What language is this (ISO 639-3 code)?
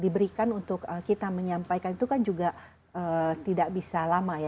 ind